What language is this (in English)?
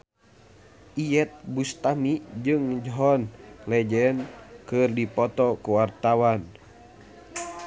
Sundanese